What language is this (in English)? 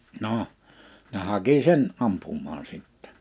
Finnish